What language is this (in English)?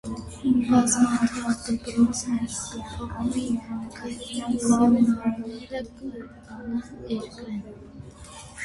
Armenian